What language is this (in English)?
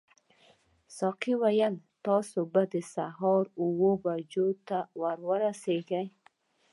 Pashto